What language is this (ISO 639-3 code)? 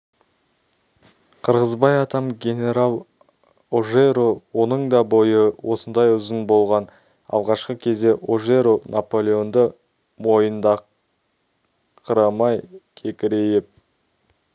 kaz